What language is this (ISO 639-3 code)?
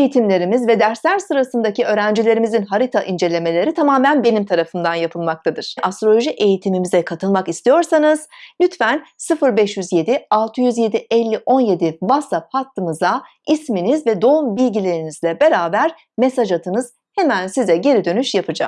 tur